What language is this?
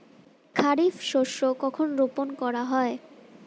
Bangla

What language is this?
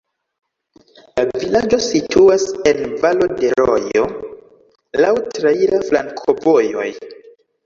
Esperanto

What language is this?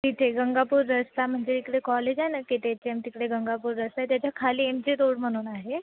Marathi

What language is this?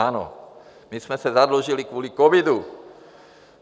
Czech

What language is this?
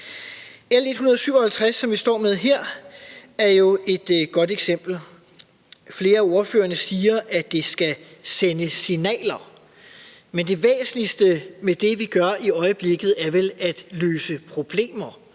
Danish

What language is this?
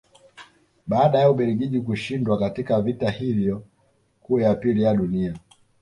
Swahili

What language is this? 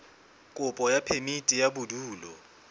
Southern Sotho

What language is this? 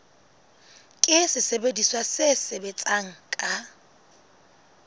Southern Sotho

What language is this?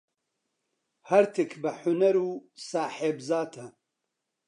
Central Kurdish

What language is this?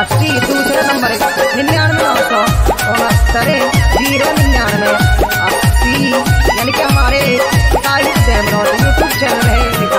Thai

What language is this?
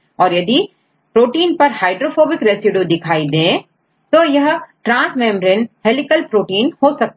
Hindi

